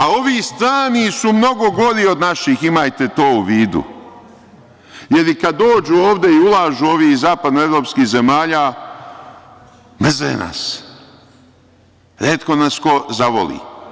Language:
Serbian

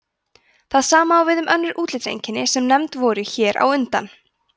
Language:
Icelandic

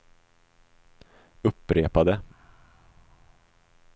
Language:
Swedish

